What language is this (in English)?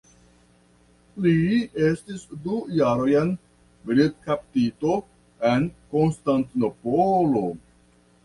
Esperanto